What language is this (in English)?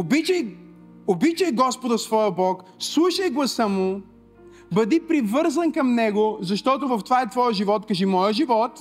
Bulgarian